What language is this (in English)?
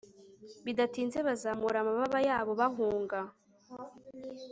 Kinyarwanda